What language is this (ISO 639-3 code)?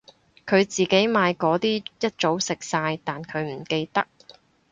yue